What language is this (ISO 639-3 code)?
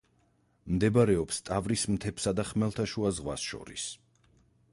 kat